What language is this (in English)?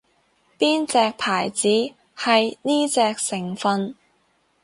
Cantonese